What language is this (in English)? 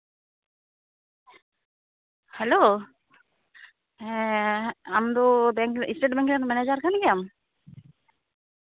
Santali